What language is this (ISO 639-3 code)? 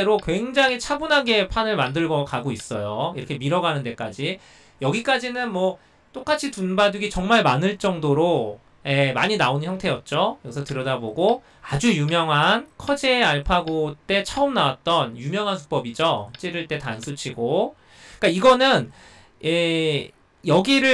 kor